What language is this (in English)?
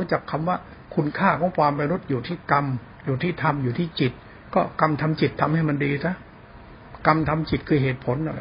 Thai